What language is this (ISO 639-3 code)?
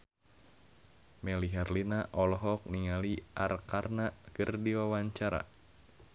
sun